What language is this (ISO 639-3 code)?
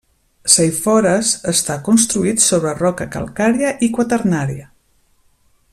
cat